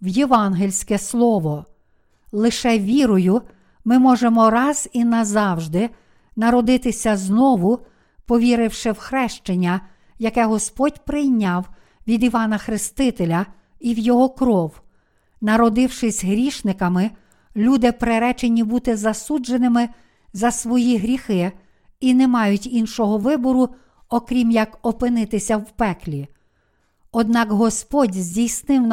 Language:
Ukrainian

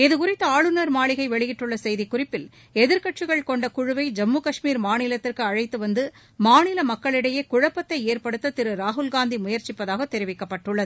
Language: Tamil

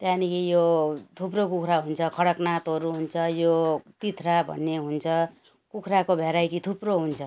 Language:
Nepali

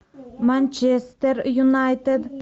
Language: Russian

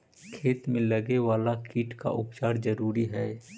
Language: Magahi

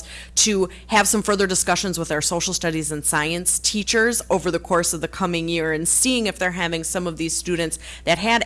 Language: English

